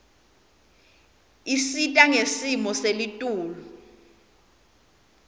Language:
Swati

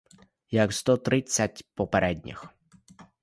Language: Ukrainian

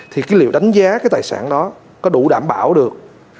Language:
Vietnamese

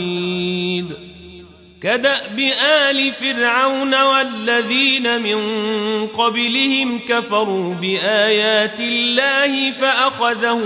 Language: Arabic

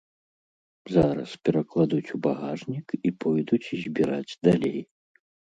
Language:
Belarusian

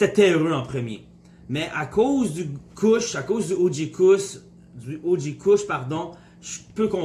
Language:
French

